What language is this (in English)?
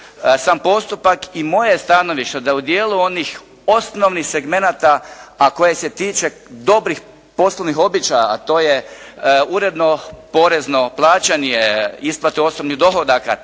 Croatian